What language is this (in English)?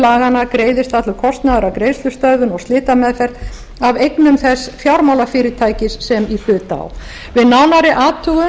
Icelandic